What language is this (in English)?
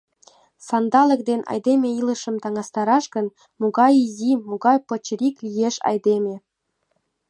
Mari